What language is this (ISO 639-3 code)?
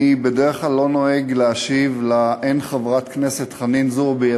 heb